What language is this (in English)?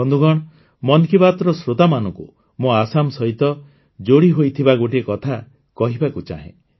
Odia